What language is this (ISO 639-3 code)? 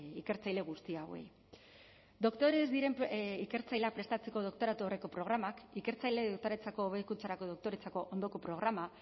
eus